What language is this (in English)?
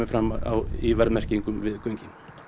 Icelandic